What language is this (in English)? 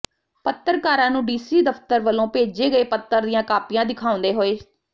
Punjabi